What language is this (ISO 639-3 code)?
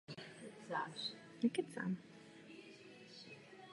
ces